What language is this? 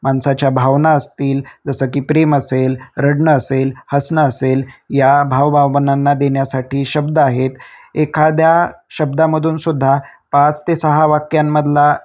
Marathi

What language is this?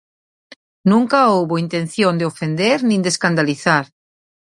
Galician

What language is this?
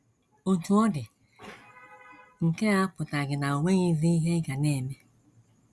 Igbo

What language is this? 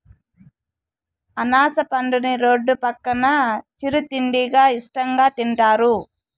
Telugu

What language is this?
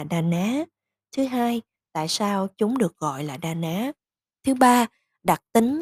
Vietnamese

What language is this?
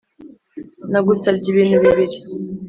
Kinyarwanda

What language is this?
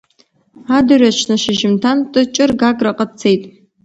Abkhazian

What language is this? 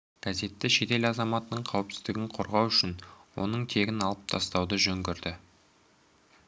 Kazakh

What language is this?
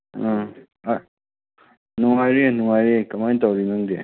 Manipuri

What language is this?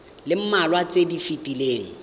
Tswana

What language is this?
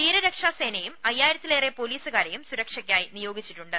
Malayalam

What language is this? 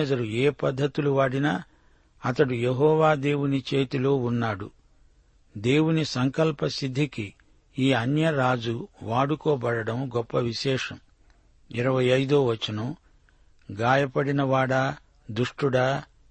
Telugu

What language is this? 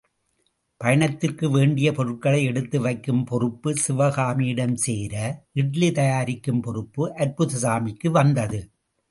Tamil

